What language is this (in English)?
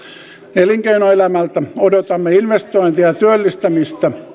Finnish